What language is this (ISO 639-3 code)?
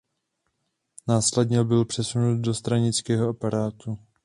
ces